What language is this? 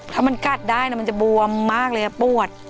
Thai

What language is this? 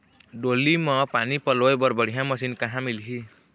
Chhattisgarhi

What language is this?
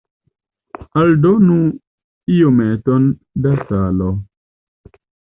Esperanto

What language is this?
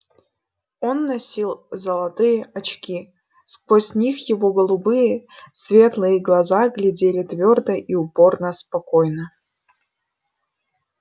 Russian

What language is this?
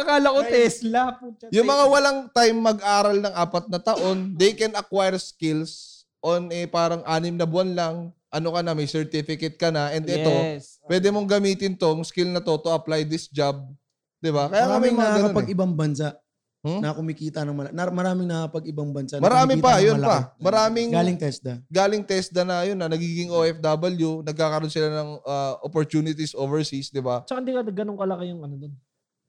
Filipino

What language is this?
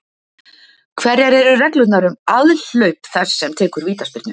Icelandic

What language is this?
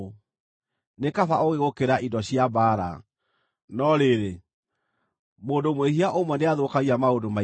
Kikuyu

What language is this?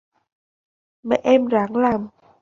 Vietnamese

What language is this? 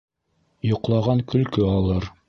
Bashkir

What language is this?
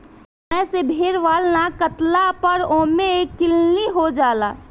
Bhojpuri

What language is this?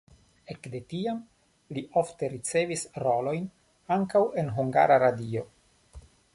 Esperanto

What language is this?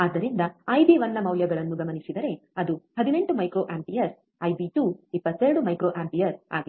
Kannada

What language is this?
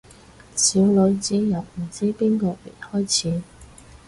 Cantonese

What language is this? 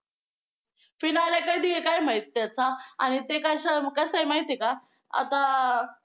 Marathi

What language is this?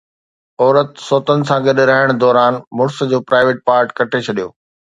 Sindhi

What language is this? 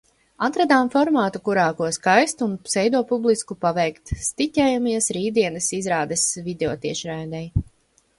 Latvian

